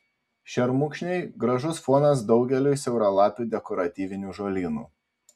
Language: Lithuanian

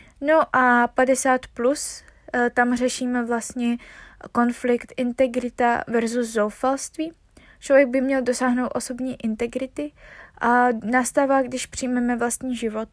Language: Czech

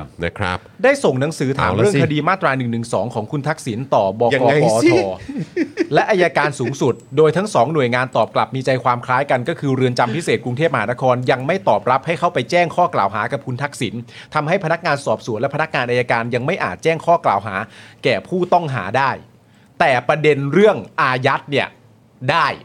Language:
Thai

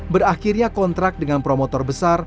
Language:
Indonesian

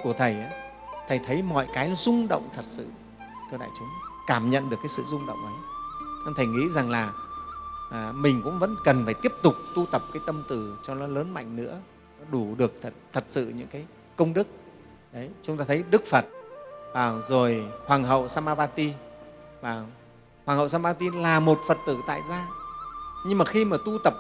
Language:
Vietnamese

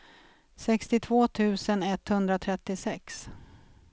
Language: Swedish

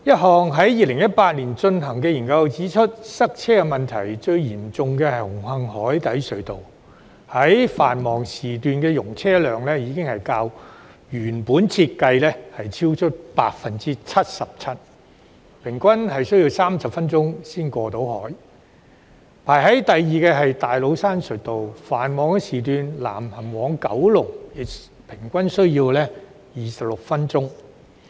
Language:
Cantonese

